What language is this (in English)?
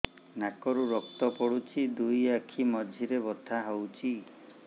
Odia